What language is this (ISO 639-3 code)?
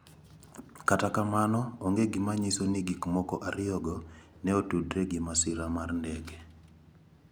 luo